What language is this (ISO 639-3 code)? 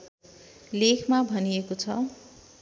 nep